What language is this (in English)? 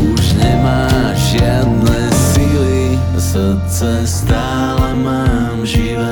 Slovak